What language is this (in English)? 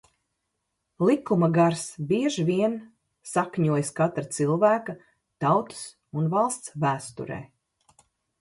Latvian